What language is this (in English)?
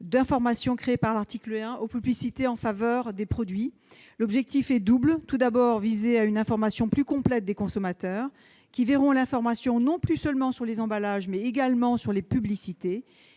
French